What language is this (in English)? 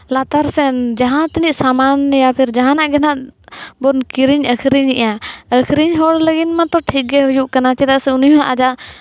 Santali